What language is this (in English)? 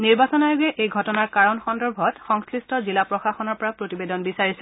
Assamese